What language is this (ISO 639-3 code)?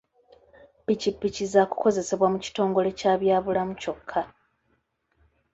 lug